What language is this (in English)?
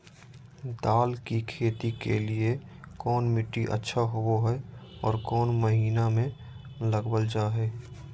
Magahi